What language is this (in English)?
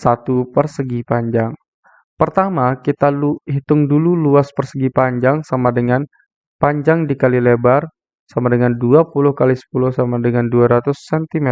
Indonesian